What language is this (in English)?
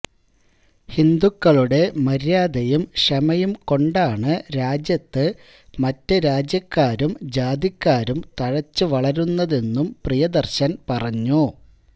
Malayalam